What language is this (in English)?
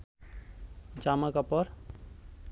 Bangla